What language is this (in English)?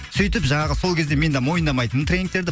Kazakh